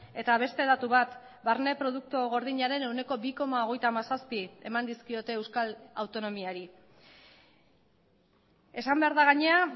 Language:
Basque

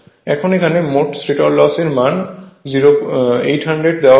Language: Bangla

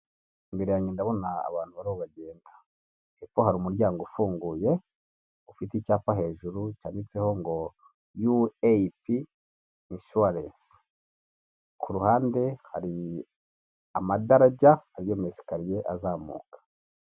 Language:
Kinyarwanda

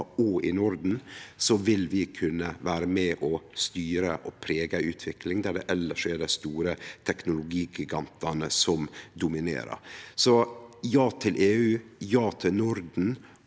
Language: Norwegian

